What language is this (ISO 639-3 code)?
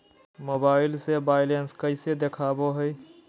mag